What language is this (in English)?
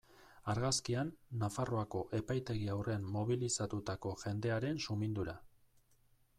Basque